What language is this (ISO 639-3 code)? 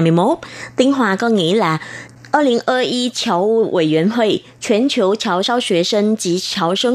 vie